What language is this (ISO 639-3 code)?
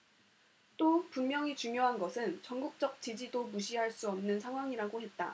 kor